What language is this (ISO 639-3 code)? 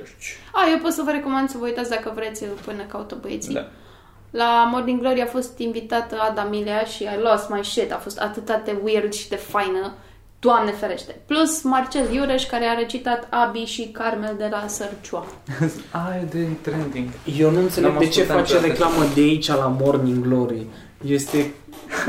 ron